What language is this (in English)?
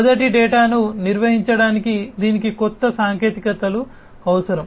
Telugu